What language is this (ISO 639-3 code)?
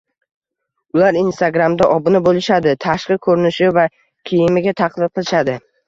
uzb